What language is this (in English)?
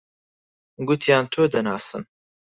Central Kurdish